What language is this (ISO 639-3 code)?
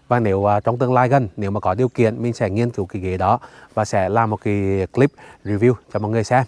vie